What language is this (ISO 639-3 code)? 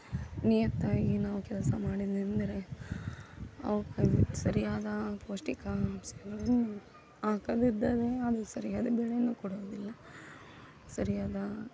kan